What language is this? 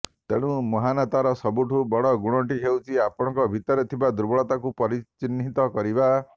Odia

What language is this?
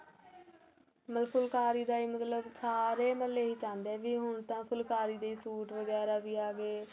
Punjabi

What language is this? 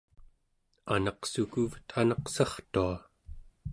Central Yupik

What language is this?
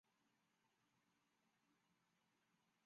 Chinese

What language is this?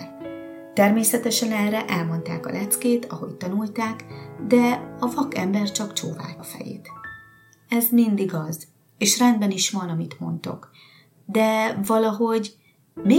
Hungarian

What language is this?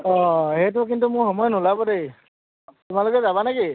Assamese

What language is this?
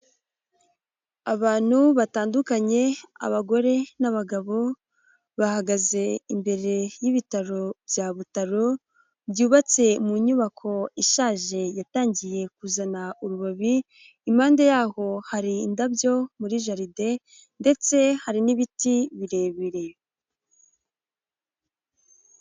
Kinyarwanda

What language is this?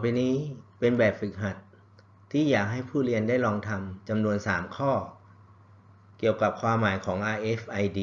Thai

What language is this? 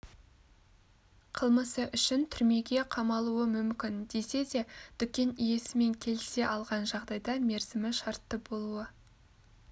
Kazakh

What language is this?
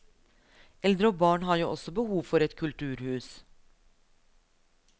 Norwegian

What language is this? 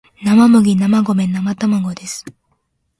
Japanese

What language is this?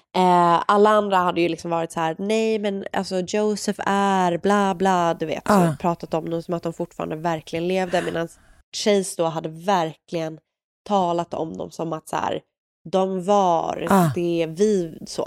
Swedish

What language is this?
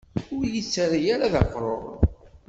Kabyle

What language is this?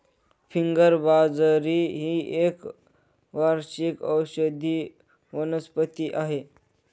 Marathi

